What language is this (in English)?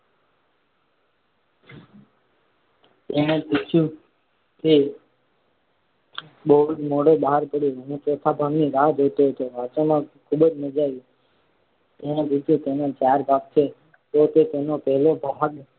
Gujarati